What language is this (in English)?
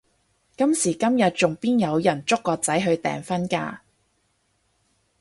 Cantonese